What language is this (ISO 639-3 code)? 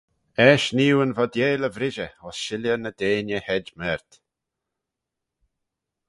glv